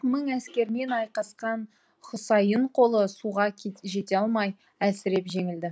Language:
Kazakh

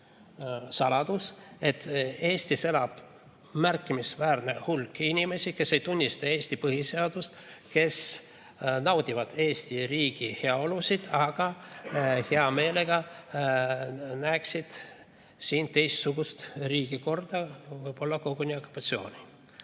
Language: Estonian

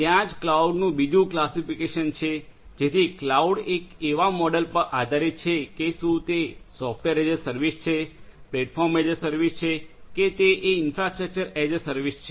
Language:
Gujarati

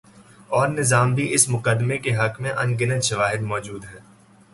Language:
Urdu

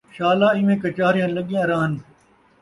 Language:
Saraiki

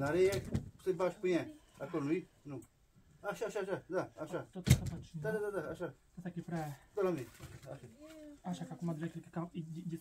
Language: Romanian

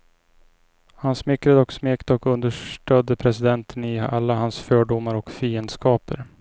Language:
Swedish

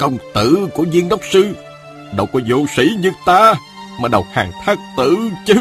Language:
Vietnamese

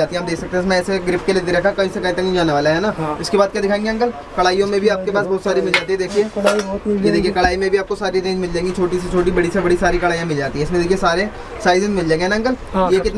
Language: Hindi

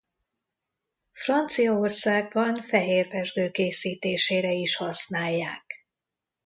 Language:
Hungarian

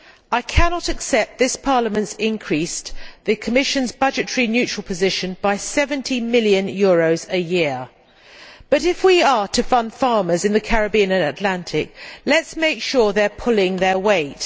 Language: English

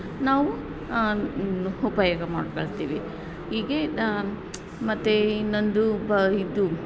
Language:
Kannada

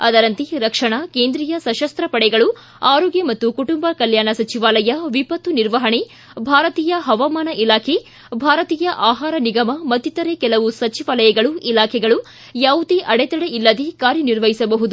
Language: Kannada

